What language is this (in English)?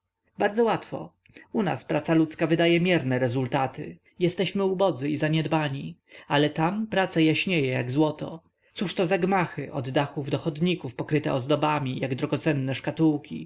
Polish